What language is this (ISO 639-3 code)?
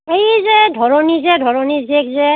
asm